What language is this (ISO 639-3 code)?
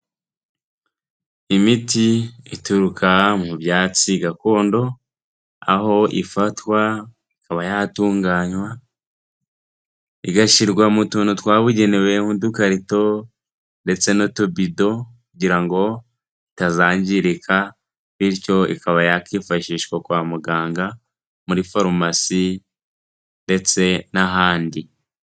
kin